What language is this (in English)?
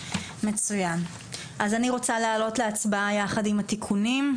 Hebrew